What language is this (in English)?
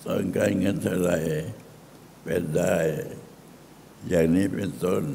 Thai